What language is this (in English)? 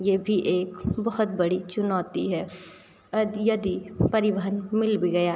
Hindi